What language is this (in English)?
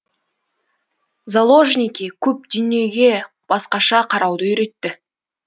Kazakh